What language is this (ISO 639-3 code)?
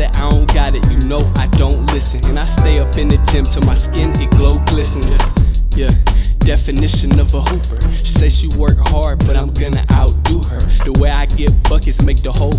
eng